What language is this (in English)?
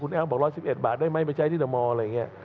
Thai